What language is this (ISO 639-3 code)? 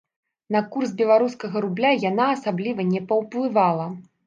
bel